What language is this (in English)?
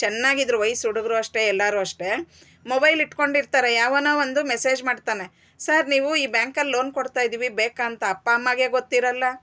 Kannada